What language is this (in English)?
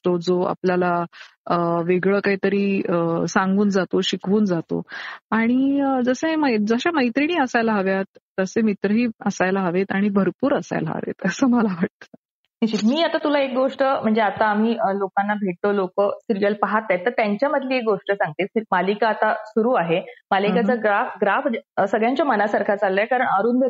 Marathi